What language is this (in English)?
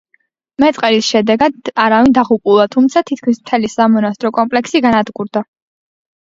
Georgian